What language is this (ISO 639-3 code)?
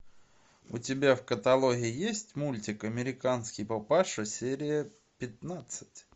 rus